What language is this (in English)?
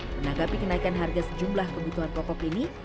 Indonesian